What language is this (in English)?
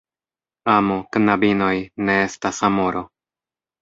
Esperanto